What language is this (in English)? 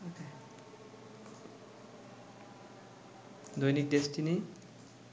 Bangla